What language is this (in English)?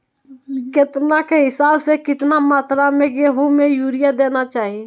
Magahi